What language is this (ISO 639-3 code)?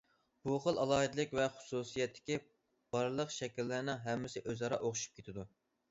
uig